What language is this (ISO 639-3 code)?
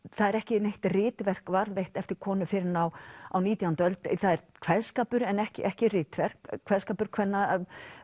isl